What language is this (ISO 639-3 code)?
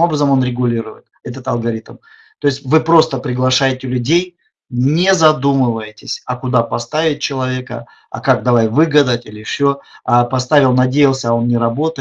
rus